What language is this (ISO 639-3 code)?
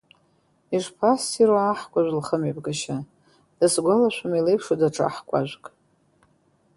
abk